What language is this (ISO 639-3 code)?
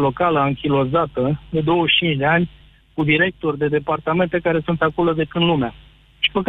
ron